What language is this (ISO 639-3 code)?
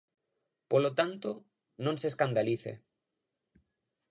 glg